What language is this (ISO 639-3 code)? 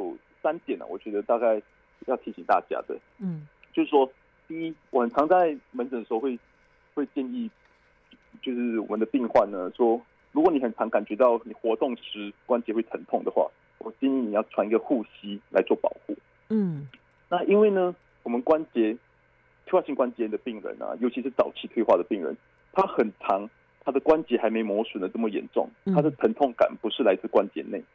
zho